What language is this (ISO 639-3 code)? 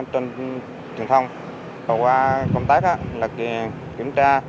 vie